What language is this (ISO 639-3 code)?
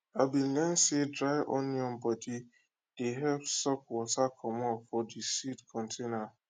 pcm